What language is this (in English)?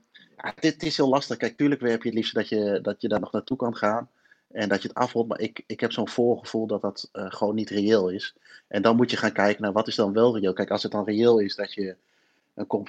Dutch